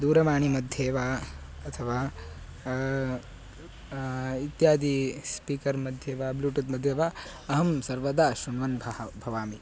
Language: Sanskrit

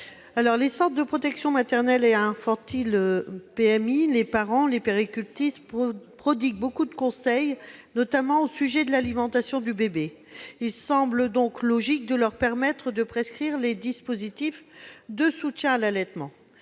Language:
French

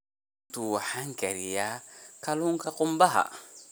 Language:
Somali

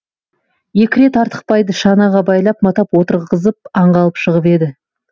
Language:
Kazakh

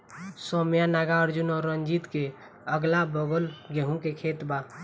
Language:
Bhojpuri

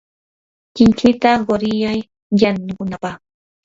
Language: Yanahuanca Pasco Quechua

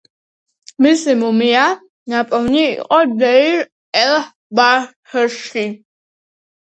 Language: Georgian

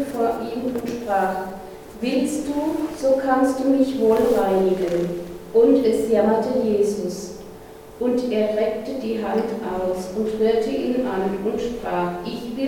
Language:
German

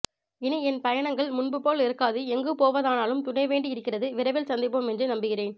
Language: Tamil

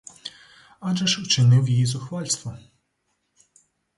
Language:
Ukrainian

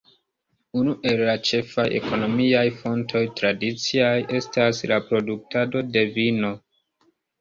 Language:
Esperanto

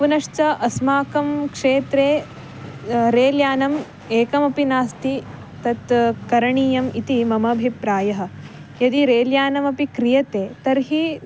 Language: Sanskrit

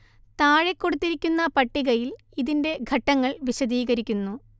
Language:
Malayalam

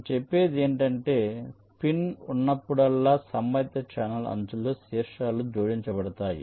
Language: Telugu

